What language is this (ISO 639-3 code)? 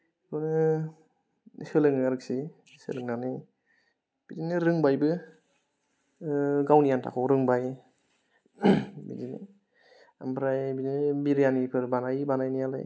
brx